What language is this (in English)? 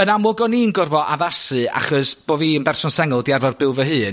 Welsh